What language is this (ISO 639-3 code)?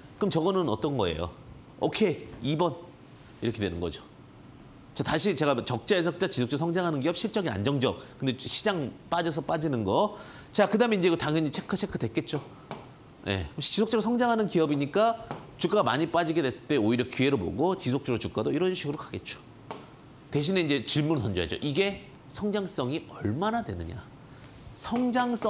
kor